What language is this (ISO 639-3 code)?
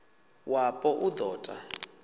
ven